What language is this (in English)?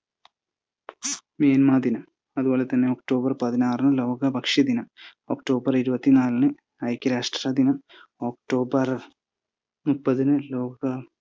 Malayalam